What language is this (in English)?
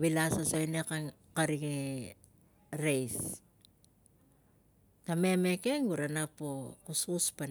Tigak